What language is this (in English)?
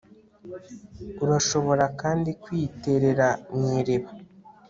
Kinyarwanda